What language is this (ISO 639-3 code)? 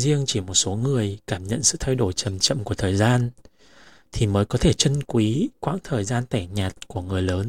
vie